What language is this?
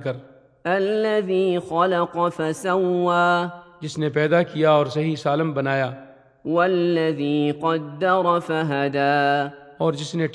Urdu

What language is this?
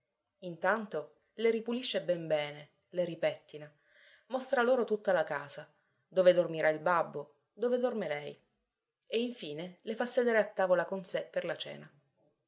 Italian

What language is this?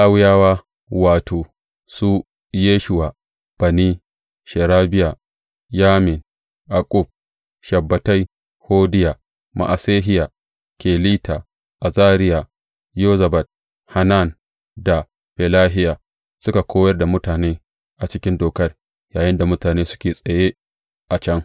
Hausa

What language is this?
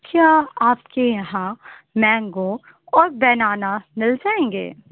Urdu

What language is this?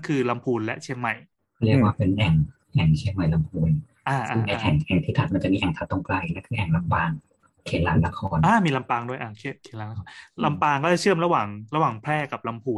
Thai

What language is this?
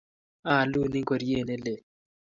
Kalenjin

